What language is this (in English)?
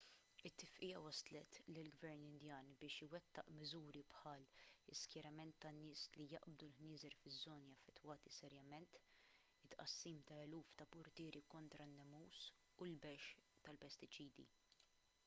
Maltese